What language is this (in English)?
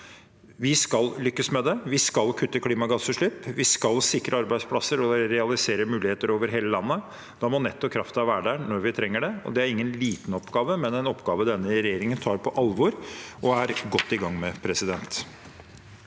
Norwegian